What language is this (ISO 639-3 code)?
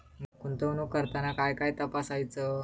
mar